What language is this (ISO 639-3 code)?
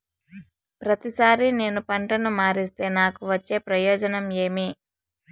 tel